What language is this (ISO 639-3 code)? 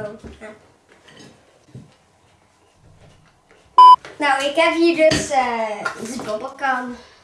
nld